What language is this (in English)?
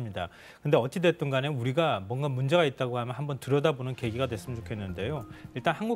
Korean